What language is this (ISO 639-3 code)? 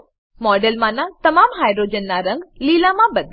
guj